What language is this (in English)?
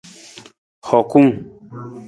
Nawdm